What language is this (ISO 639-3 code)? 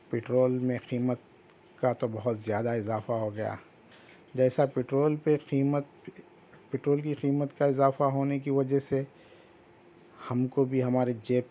urd